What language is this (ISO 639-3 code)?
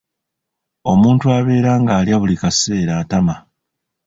lug